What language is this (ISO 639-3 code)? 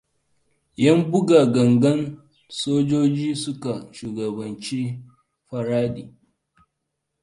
hau